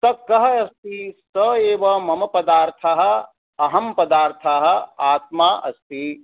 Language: Sanskrit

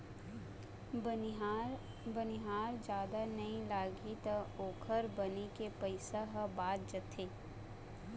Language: Chhattisgarhi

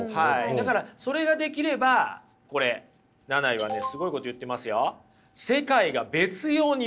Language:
Japanese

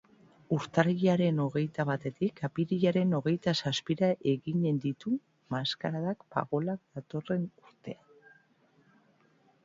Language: Basque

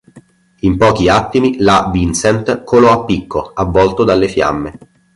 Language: Italian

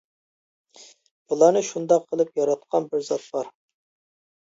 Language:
Uyghur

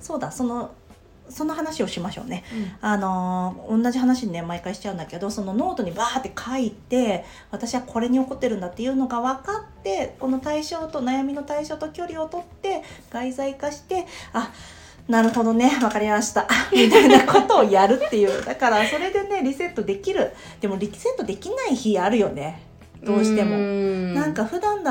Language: Japanese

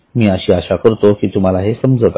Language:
Marathi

